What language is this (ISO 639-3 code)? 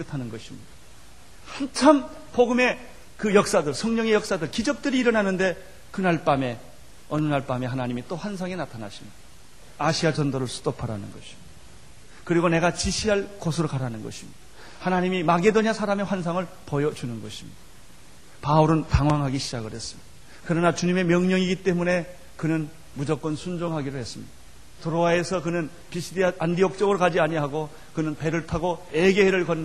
kor